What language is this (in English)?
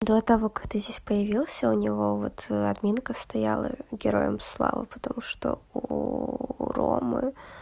Russian